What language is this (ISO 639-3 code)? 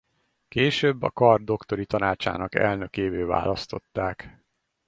hun